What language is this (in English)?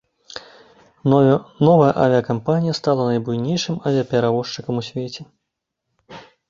Belarusian